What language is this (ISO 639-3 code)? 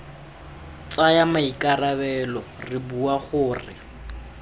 tsn